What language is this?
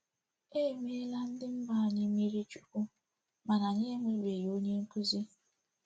Igbo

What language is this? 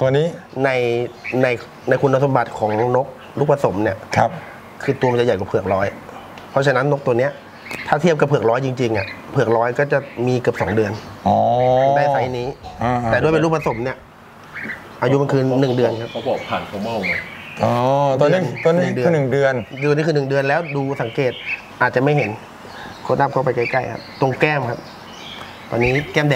Thai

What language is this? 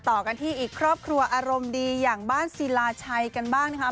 Thai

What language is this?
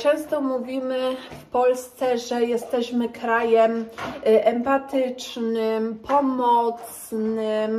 Polish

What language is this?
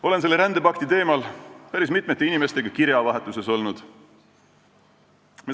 Estonian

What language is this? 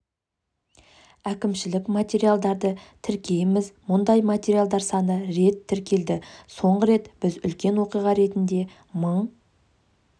Kazakh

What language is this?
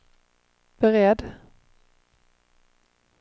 Swedish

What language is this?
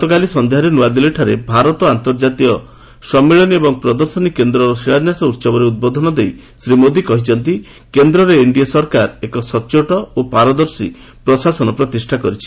Odia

